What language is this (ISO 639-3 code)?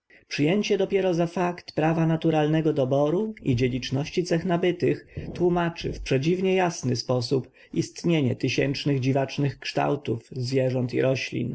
pol